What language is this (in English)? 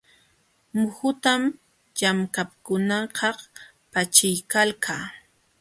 Jauja Wanca Quechua